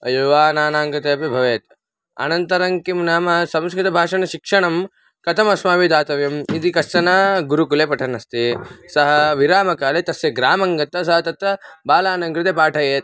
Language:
Sanskrit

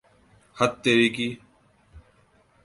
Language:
Urdu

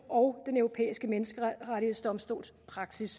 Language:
Danish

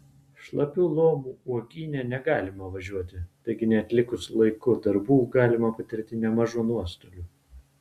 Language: Lithuanian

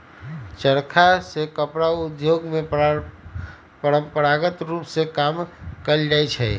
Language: Magahi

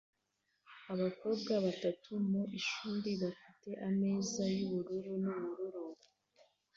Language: Kinyarwanda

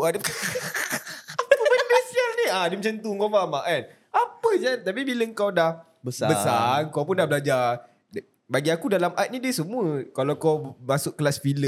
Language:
Malay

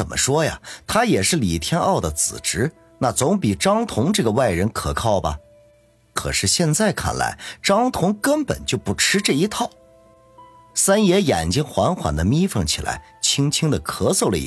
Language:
Chinese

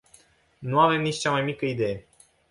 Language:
Romanian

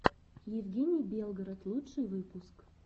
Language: Russian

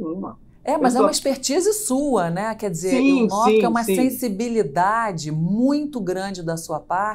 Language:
Portuguese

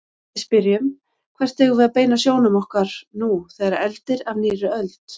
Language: Icelandic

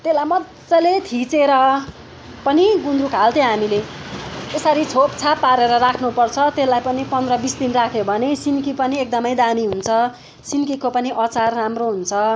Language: Nepali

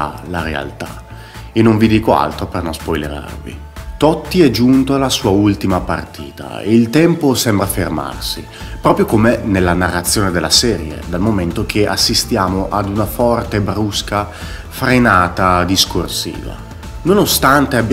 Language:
Italian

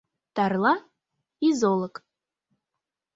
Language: Mari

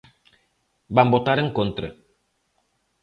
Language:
Galician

